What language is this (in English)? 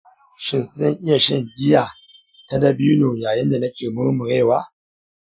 Hausa